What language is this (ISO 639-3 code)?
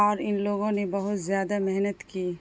urd